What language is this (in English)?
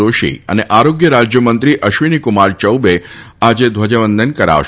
Gujarati